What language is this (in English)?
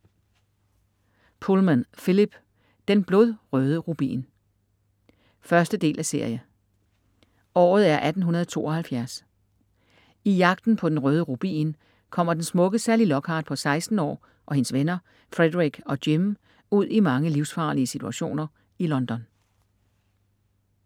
Danish